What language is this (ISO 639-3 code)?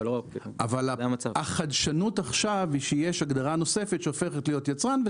heb